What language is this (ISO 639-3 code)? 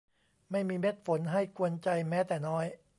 tha